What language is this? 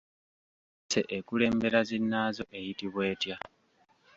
Ganda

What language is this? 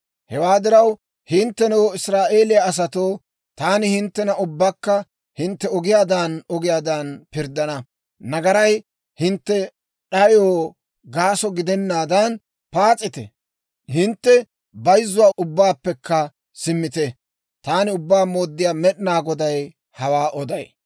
Dawro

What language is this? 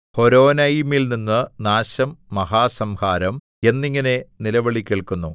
Malayalam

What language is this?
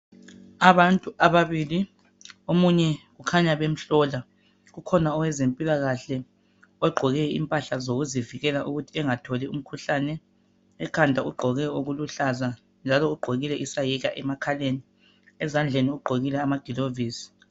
North Ndebele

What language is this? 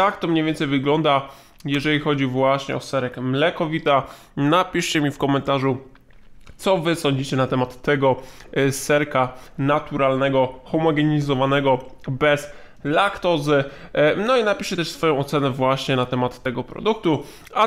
Polish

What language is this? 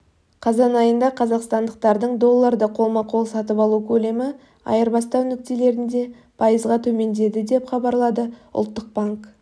Kazakh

